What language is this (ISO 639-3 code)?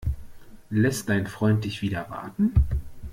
deu